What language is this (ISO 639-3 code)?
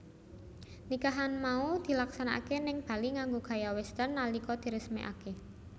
jav